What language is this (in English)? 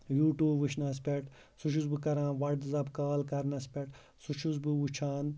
Kashmiri